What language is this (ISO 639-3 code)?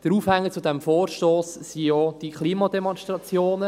gsw